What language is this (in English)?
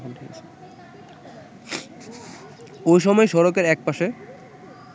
Bangla